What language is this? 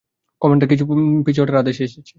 Bangla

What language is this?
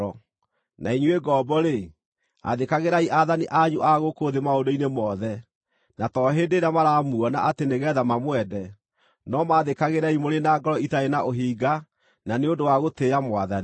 Kikuyu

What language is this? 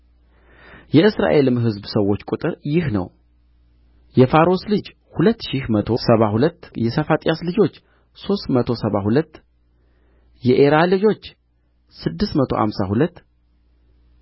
Amharic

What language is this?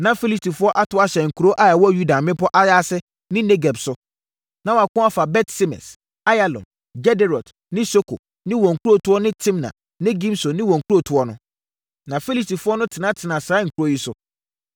Akan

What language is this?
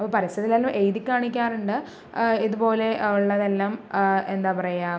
Malayalam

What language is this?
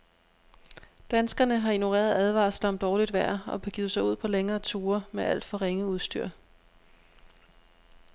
Danish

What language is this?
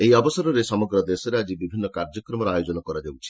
Odia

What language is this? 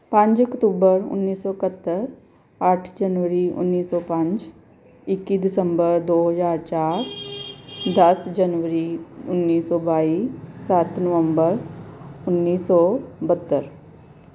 Punjabi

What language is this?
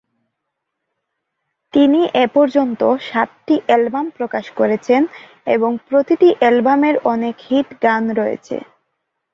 Bangla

